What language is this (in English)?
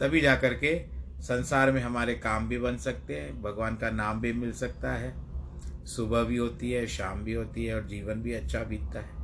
Hindi